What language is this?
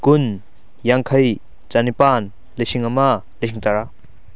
Manipuri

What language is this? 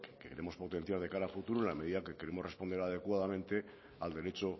Spanish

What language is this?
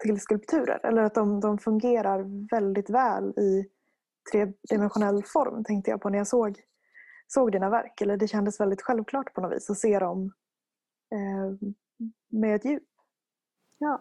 Swedish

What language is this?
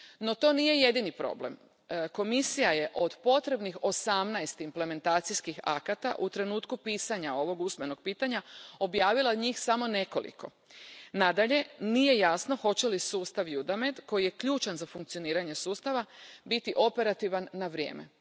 Croatian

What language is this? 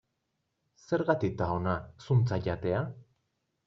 Basque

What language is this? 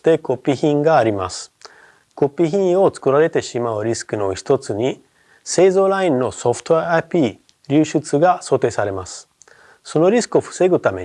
Japanese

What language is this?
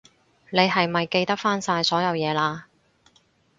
Cantonese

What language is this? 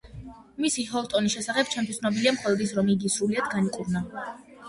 Georgian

